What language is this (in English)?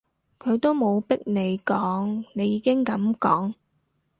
Cantonese